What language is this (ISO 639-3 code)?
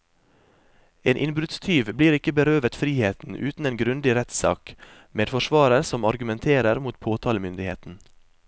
nor